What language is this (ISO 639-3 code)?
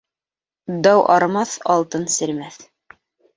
bak